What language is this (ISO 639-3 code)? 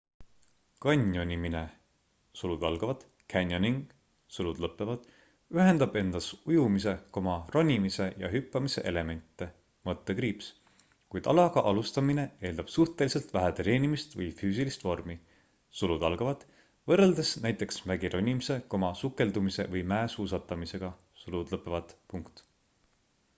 est